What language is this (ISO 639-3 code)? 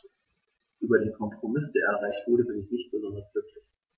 deu